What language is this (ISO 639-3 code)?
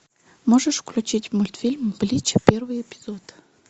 rus